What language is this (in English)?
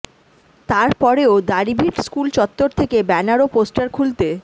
Bangla